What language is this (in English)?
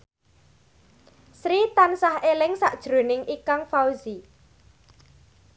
Javanese